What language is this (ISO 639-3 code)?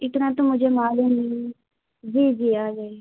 urd